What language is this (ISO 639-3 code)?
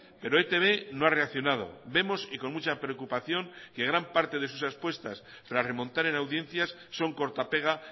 spa